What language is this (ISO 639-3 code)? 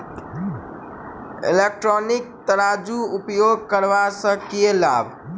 mai